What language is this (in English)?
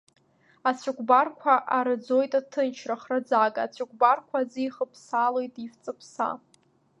Abkhazian